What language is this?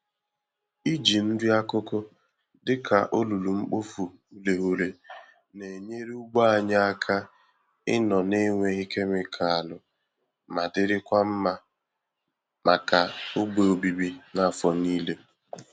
Igbo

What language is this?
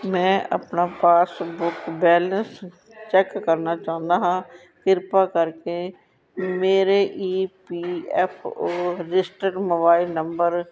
Punjabi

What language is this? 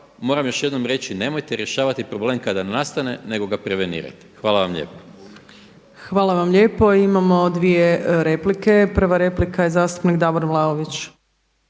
Croatian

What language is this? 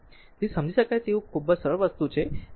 Gujarati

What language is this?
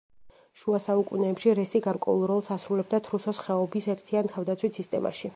Georgian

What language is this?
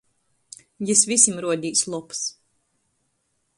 Latgalian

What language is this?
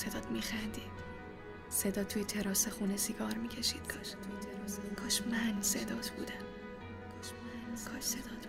Persian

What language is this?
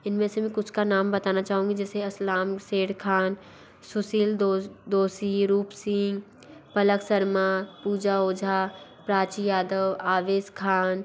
Hindi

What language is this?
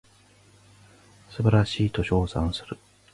Japanese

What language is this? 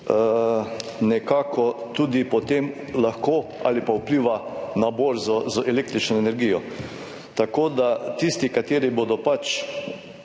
Slovenian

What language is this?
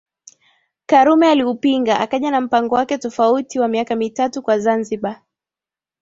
Swahili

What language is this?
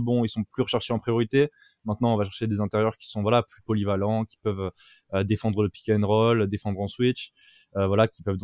French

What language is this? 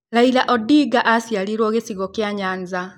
Kikuyu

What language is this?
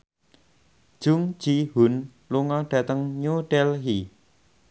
Javanese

